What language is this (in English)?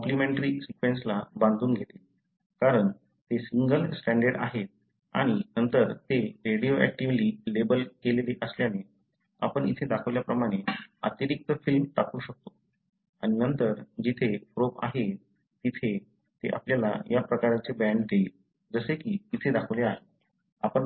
Marathi